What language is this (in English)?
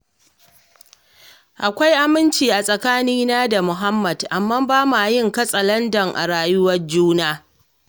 Hausa